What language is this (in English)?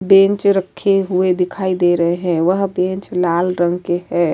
Urdu